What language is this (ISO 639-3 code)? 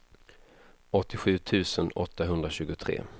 swe